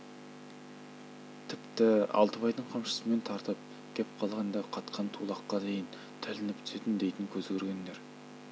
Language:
Kazakh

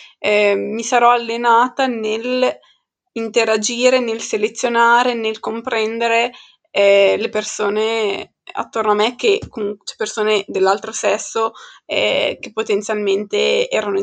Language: Italian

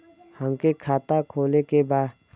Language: Bhojpuri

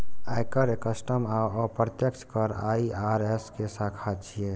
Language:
Maithili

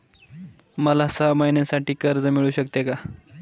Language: Marathi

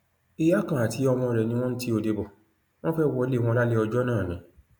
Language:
Yoruba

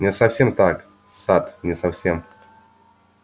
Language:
Russian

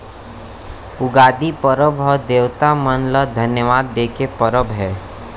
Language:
Chhattisgarhi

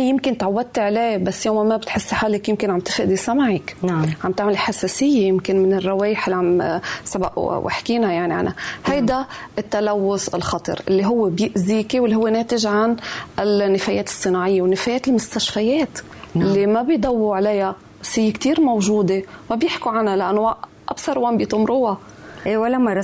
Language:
Arabic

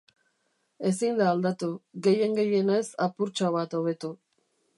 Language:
Basque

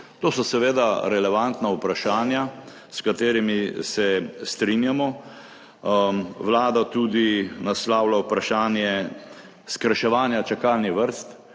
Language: Slovenian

